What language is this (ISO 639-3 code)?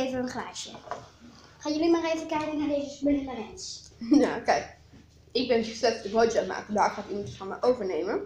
nld